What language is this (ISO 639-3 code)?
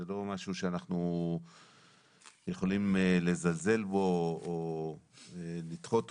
heb